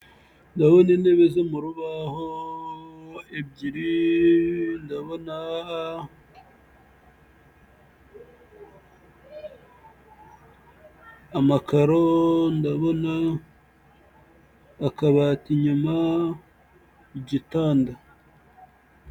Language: Kinyarwanda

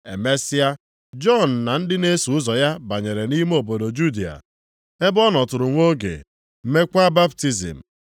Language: Igbo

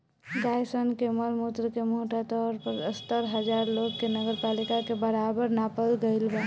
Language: Bhojpuri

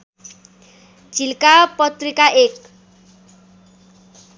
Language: Nepali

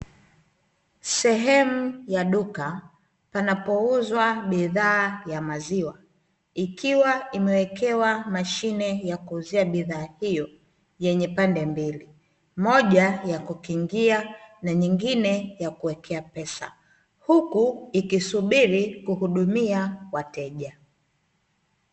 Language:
Swahili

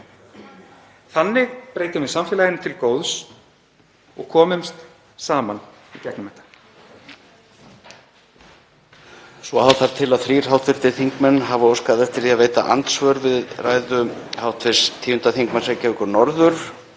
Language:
Icelandic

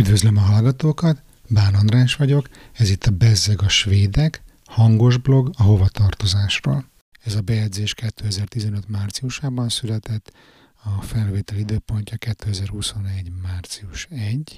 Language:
Hungarian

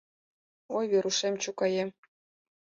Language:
Mari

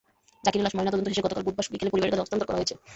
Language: Bangla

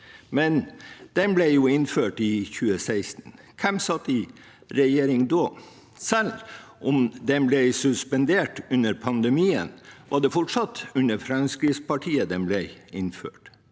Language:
Norwegian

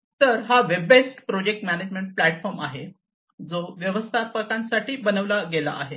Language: Marathi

